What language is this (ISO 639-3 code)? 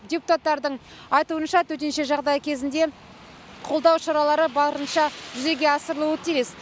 kaz